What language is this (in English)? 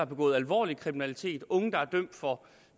Danish